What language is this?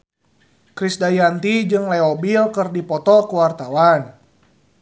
Sundanese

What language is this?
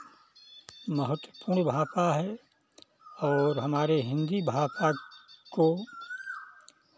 Hindi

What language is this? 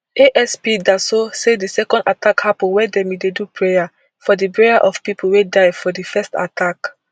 Nigerian Pidgin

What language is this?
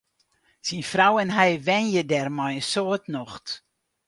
Western Frisian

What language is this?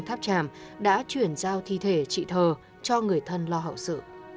Vietnamese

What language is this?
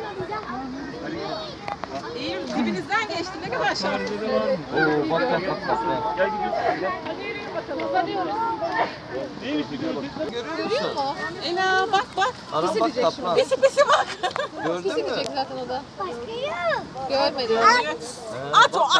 Turkish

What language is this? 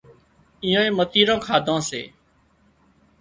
Wadiyara Koli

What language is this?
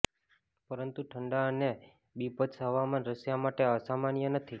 Gujarati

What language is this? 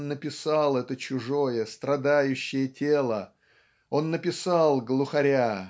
Russian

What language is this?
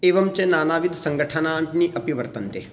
Sanskrit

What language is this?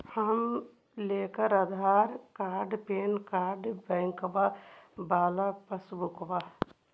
Magahi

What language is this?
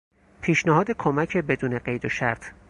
Persian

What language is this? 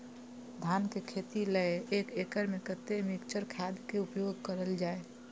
Maithili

